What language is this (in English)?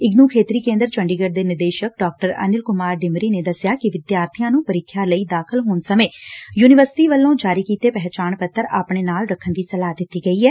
Punjabi